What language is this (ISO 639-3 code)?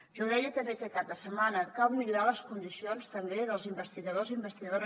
cat